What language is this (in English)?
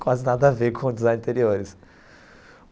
Portuguese